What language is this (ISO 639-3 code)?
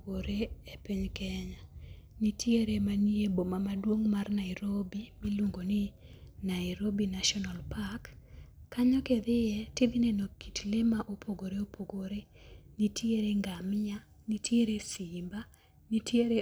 luo